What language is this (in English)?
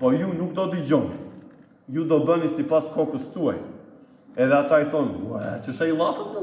Romanian